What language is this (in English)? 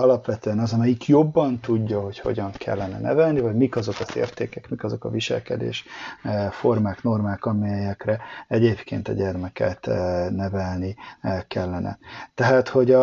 Hungarian